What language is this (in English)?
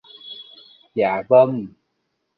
Vietnamese